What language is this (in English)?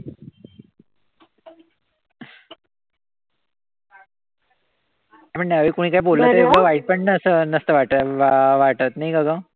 Marathi